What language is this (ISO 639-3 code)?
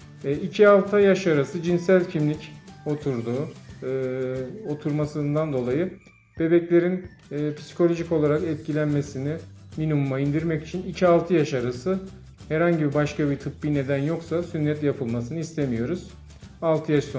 tur